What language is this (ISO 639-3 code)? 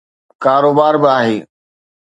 snd